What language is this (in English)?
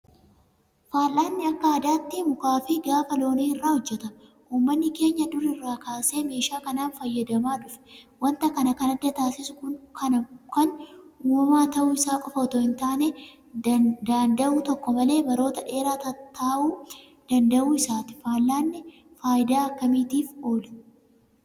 Oromo